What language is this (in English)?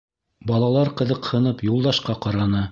Bashkir